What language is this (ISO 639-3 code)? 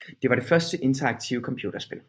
dan